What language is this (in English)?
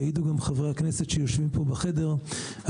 Hebrew